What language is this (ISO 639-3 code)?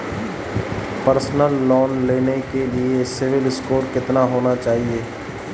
hin